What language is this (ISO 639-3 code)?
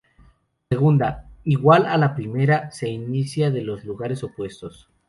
spa